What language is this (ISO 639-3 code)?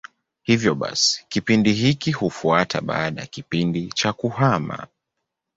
swa